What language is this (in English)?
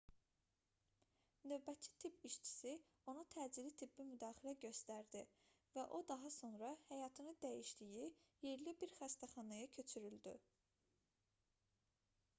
Azerbaijani